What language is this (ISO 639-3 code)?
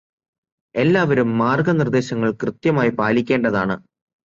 mal